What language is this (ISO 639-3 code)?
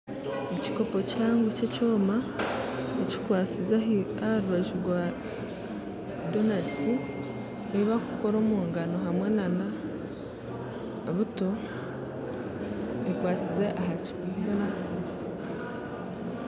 nyn